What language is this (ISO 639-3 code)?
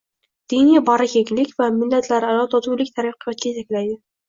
uzb